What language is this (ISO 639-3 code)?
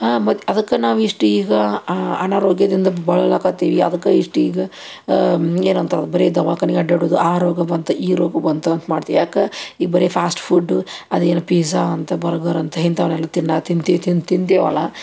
kan